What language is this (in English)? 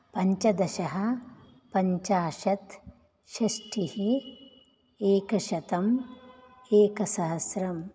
Sanskrit